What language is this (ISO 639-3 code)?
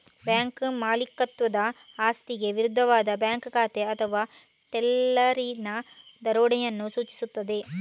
kan